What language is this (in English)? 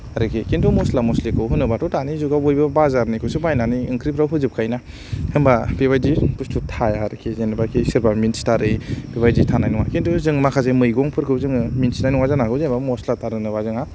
Bodo